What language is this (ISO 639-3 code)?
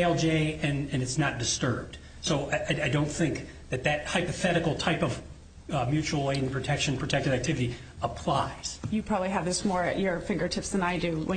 eng